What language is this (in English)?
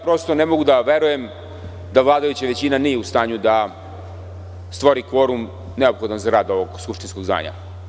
Serbian